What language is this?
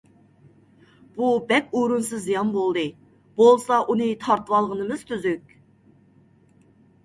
Uyghur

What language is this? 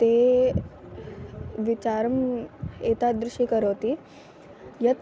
Sanskrit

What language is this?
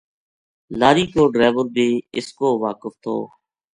Gujari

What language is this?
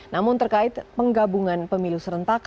Indonesian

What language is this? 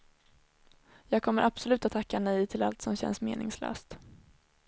Swedish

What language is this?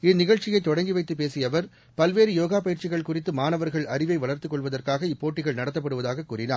Tamil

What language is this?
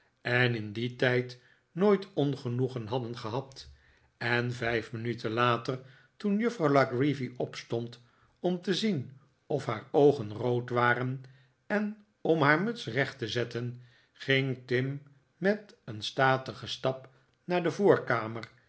Dutch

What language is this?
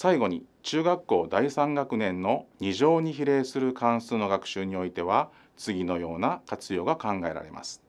Japanese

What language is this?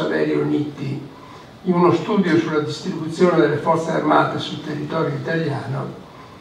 Italian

